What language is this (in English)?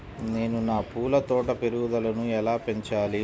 Telugu